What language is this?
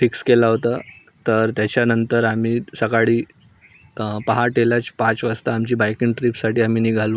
Marathi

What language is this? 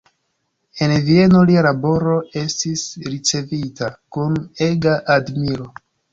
Esperanto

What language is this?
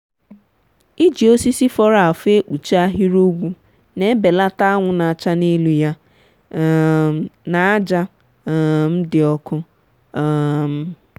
Igbo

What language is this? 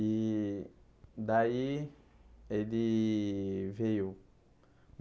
Portuguese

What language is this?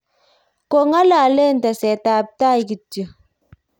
Kalenjin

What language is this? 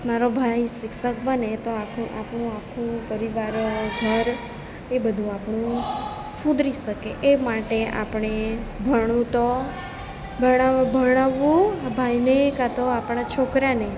Gujarati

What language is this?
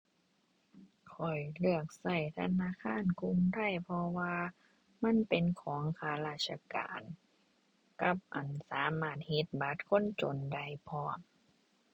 Thai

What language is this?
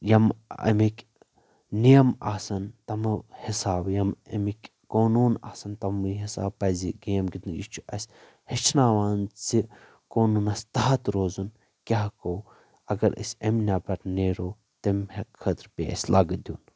Kashmiri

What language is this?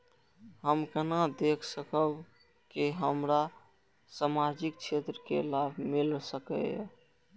Maithili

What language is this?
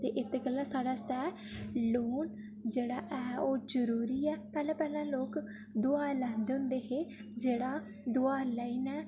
Dogri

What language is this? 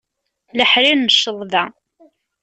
Kabyle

